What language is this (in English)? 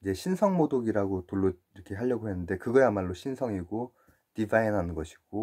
Korean